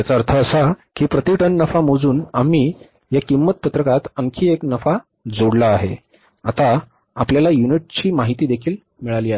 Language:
Marathi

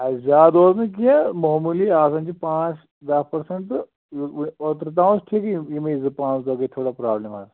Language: Kashmiri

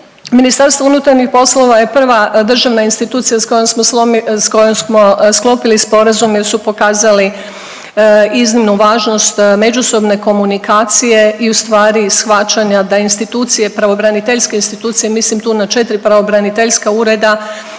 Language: Croatian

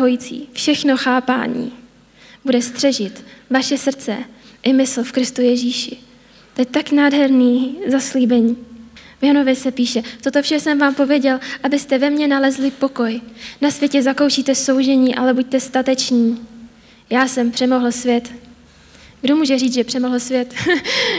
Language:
Czech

